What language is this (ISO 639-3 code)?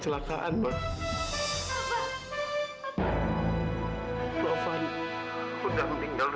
ind